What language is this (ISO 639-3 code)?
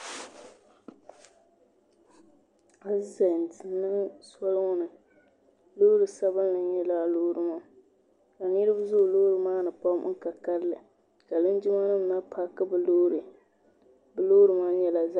dag